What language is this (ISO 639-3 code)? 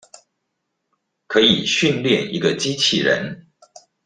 zho